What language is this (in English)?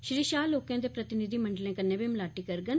Dogri